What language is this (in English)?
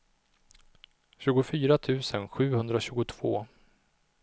Swedish